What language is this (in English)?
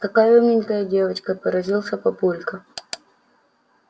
Russian